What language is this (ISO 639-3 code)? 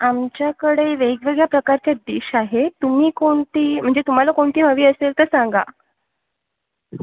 mar